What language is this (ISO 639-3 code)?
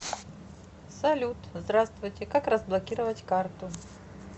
rus